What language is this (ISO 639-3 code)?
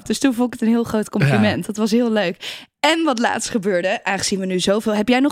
nld